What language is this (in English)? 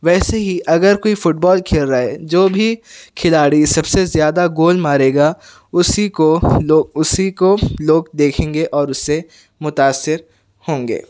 Urdu